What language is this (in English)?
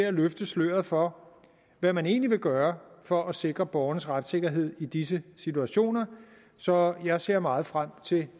Danish